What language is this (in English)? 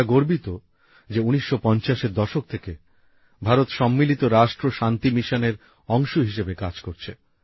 Bangla